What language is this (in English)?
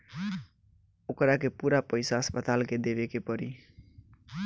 Bhojpuri